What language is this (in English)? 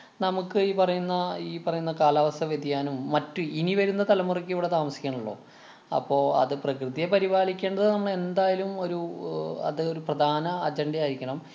Malayalam